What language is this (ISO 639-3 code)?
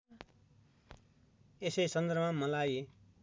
nep